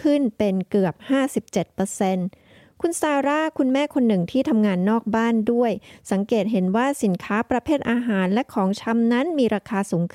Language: Thai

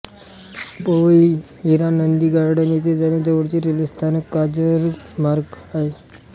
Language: Marathi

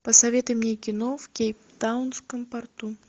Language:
Russian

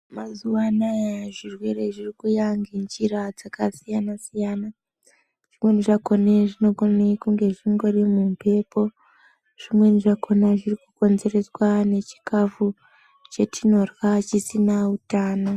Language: Ndau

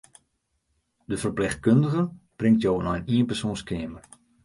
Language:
Western Frisian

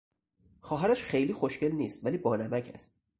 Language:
Persian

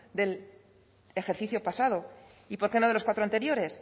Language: Spanish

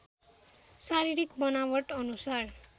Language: Nepali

